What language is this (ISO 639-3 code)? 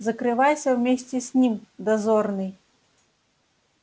rus